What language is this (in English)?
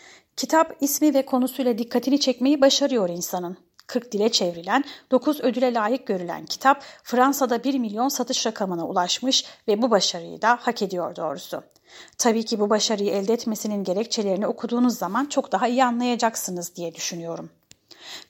Turkish